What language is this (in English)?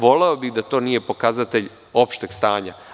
Serbian